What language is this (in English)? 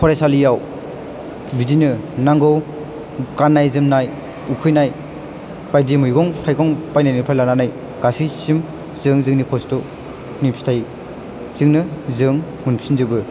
Bodo